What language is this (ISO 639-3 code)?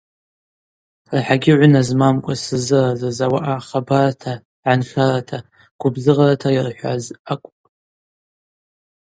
abq